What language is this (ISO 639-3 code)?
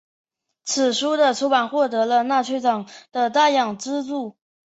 zho